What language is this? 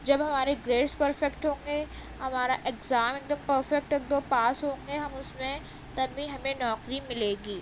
Urdu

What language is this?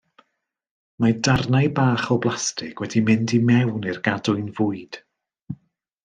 Welsh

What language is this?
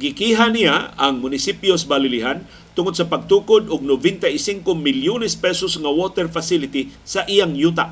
Filipino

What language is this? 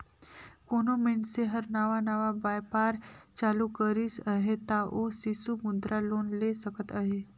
Chhattisgarhi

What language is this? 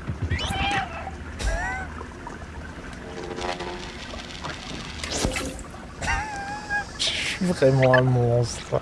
French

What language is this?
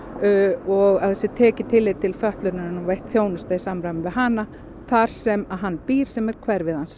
Icelandic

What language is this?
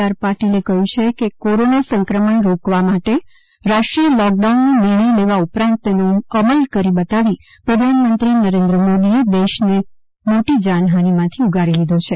Gujarati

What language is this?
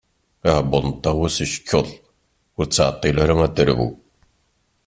Kabyle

